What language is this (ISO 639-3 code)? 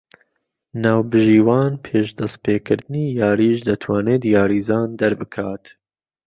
ckb